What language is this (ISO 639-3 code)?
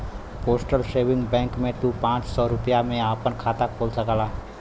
bho